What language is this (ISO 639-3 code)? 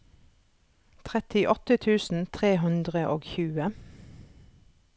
nor